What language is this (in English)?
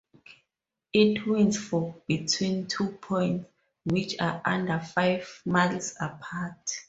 English